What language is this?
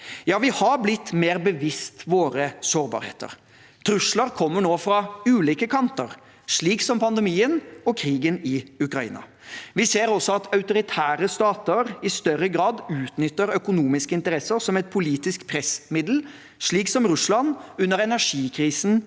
Norwegian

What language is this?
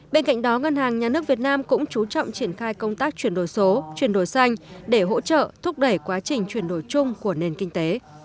Vietnamese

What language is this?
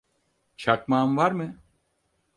Turkish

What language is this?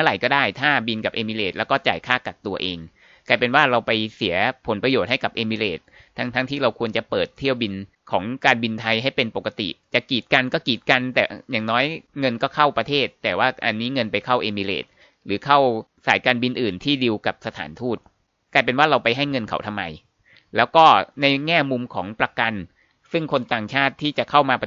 Thai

